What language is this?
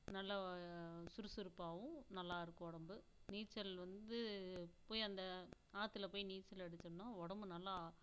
Tamil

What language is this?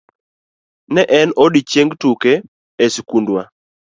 Luo (Kenya and Tanzania)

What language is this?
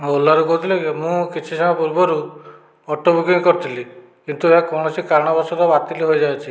Odia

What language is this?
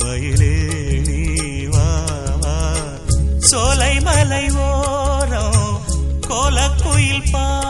Tamil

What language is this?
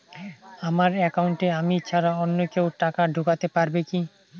Bangla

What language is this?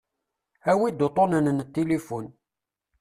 Kabyle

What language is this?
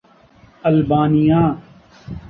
Urdu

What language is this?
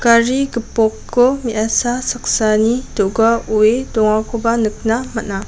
Garo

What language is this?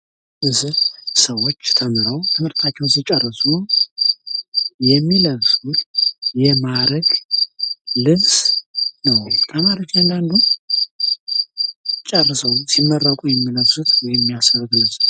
Amharic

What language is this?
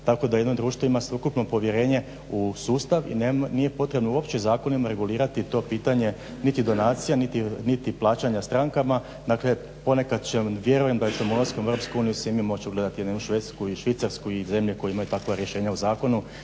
Croatian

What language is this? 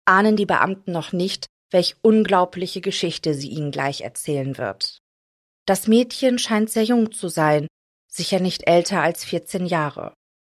German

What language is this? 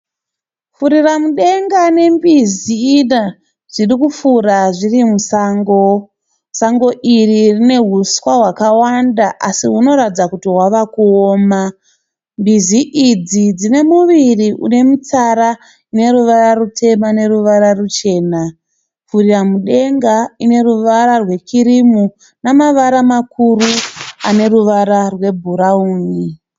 Shona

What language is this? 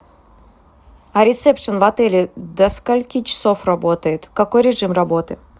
Russian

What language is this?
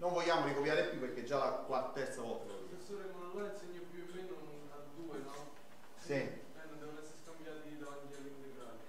Italian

